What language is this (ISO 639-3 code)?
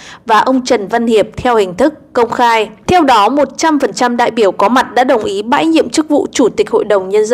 vie